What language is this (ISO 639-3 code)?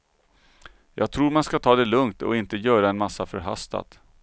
swe